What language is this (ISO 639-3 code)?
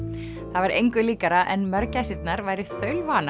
isl